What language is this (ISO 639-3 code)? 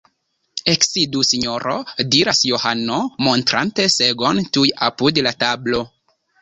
epo